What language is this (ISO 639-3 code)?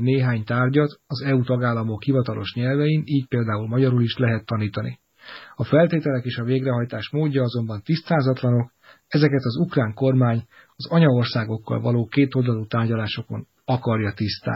hun